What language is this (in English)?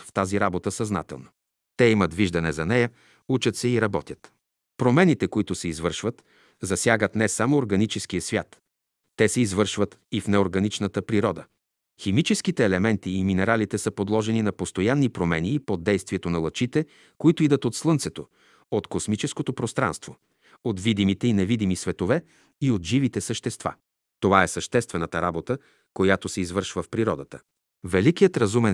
Bulgarian